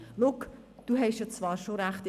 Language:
Swiss German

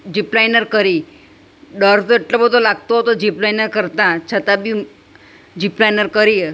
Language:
Gujarati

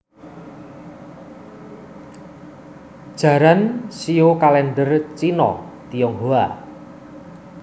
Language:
Javanese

